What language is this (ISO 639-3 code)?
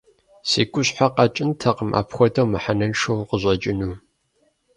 kbd